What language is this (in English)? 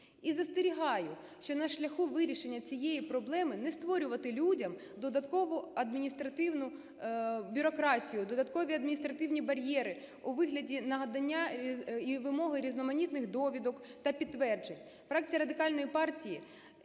Ukrainian